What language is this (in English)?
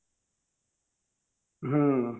Odia